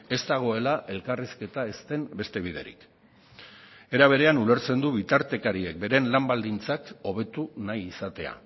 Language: Basque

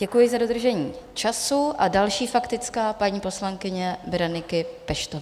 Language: Czech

